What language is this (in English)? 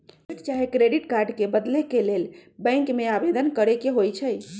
Magahi